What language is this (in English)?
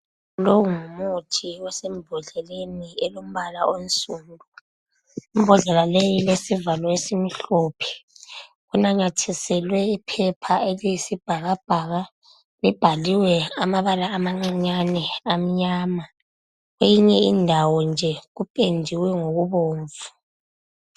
North Ndebele